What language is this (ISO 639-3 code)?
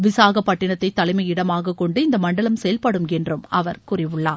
tam